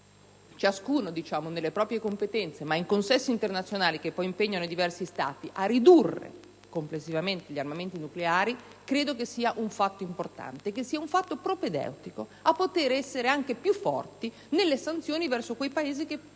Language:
Italian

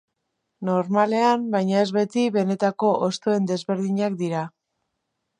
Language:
Basque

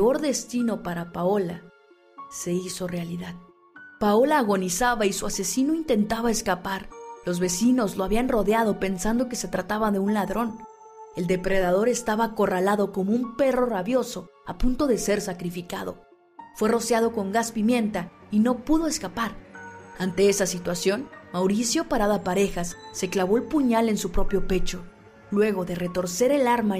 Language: Spanish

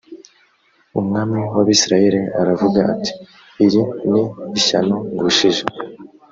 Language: Kinyarwanda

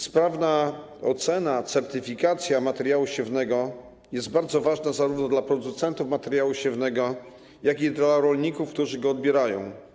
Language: Polish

